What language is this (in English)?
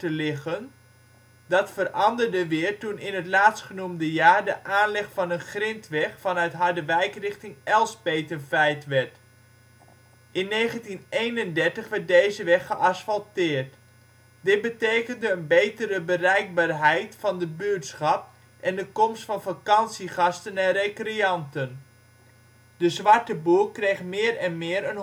Dutch